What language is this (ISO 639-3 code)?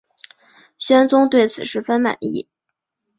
zho